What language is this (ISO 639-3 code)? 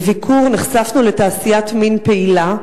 heb